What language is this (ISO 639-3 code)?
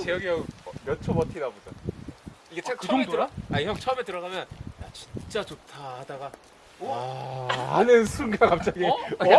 kor